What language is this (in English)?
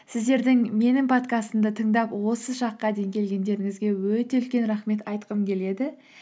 Kazakh